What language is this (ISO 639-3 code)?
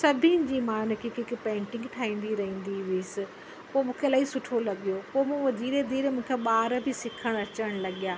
snd